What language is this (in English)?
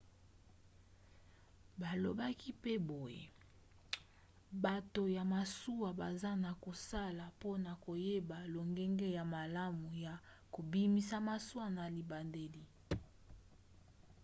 Lingala